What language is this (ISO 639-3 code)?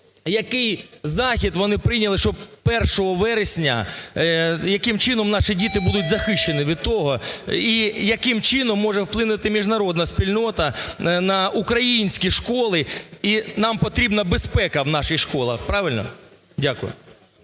ukr